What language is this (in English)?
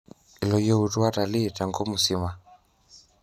Masai